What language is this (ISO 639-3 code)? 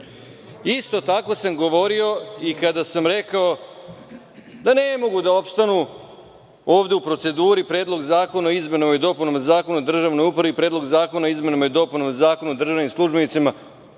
srp